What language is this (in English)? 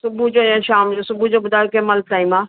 Sindhi